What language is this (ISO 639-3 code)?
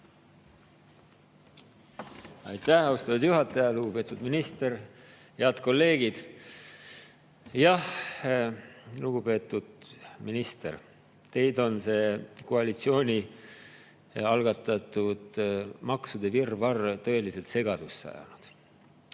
est